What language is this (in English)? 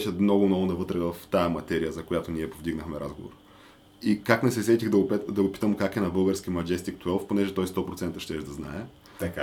Bulgarian